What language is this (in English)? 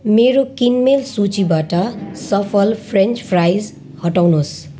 Nepali